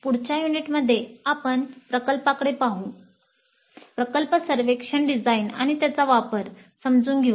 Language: Marathi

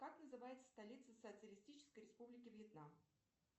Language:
Russian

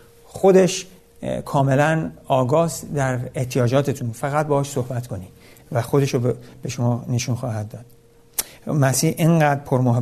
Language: Persian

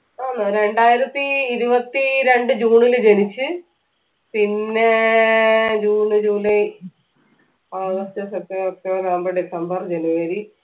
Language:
Malayalam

